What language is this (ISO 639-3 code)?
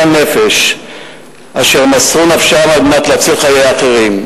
heb